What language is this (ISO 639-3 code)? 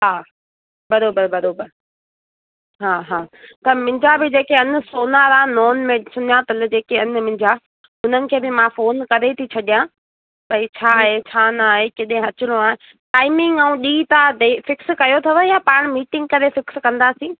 snd